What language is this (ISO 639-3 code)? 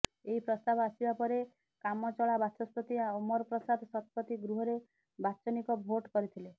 ori